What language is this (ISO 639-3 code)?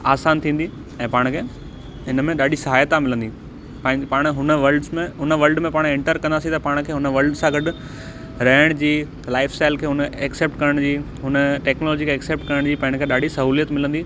snd